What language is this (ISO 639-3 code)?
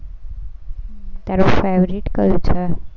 guj